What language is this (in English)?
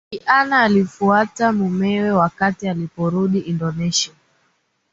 Swahili